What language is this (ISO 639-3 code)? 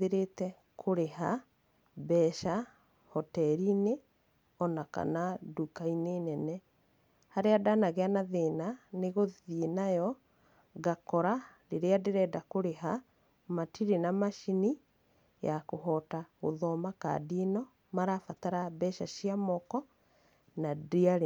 kik